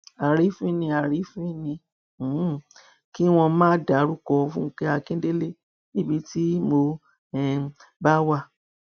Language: Yoruba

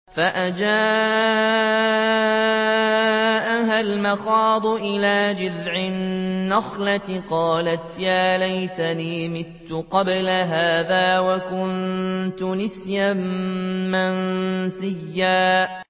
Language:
Arabic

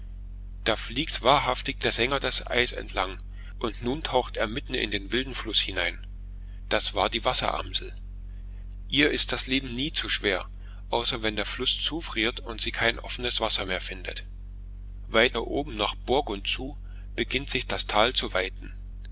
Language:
German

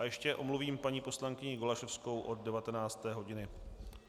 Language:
Czech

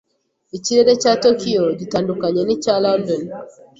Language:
Kinyarwanda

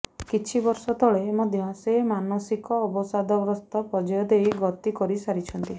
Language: Odia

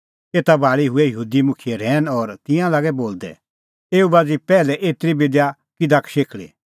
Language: Kullu Pahari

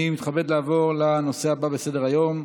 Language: Hebrew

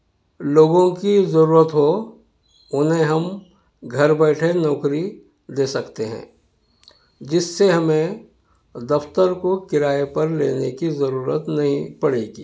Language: Urdu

